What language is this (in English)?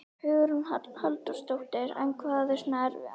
Icelandic